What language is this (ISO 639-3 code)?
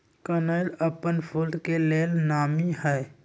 mag